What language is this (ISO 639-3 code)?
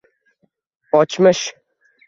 uzb